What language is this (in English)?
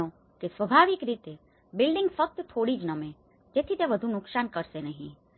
Gujarati